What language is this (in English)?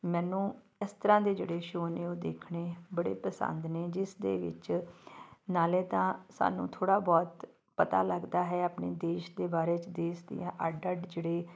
Punjabi